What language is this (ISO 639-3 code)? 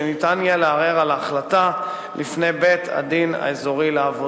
heb